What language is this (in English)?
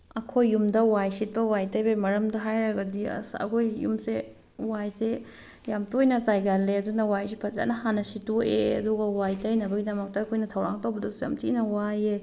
Manipuri